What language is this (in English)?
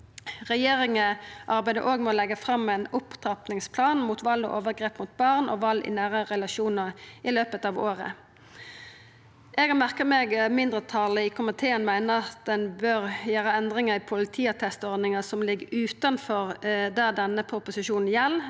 Norwegian